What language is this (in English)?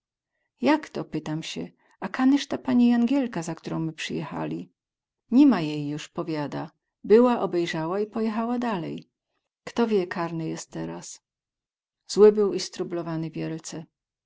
Polish